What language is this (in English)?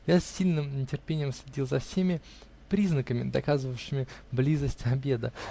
Russian